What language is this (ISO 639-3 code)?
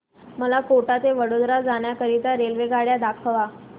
mar